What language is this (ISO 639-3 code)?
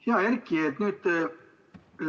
est